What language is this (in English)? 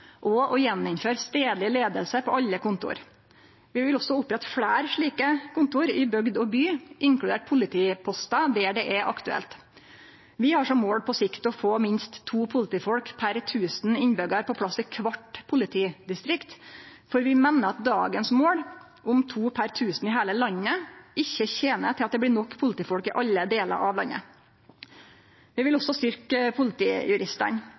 Norwegian Nynorsk